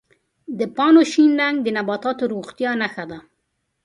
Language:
Pashto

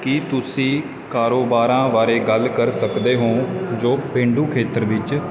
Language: Punjabi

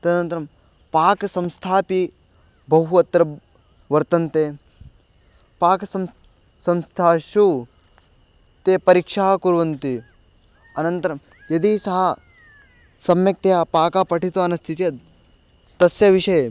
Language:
Sanskrit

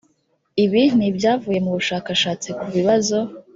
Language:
Kinyarwanda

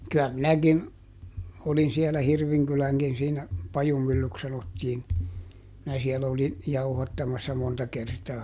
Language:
Finnish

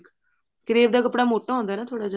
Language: Punjabi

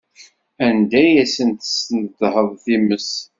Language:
Kabyle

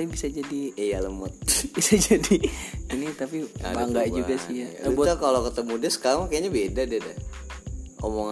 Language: Indonesian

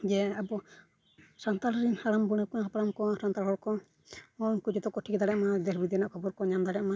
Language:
Santali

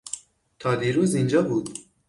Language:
Persian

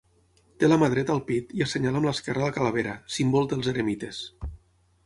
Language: Catalan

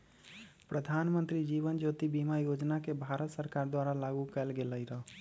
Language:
Magahi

